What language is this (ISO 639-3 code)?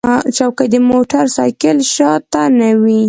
pus